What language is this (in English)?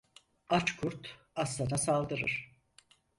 Turkish